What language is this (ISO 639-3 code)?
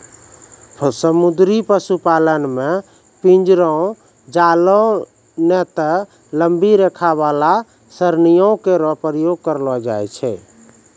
mai